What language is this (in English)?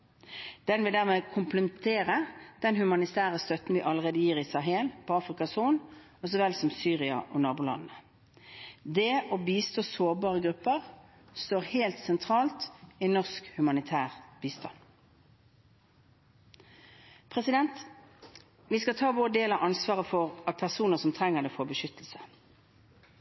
Norwegian Bokmål